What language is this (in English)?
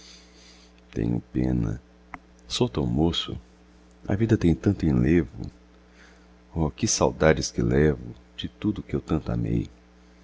Portuguese